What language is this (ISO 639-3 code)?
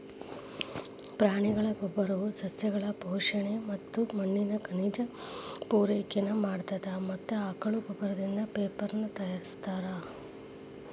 kan